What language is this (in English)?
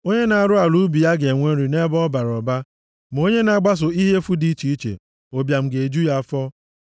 Igbo